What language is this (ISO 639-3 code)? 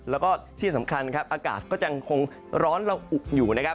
tha